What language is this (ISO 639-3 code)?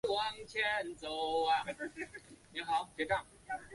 zho